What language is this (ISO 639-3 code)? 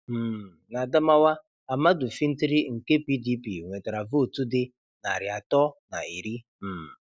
ibo